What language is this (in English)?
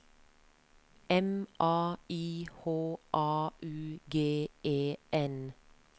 Norwegian